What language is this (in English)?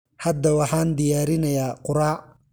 Somali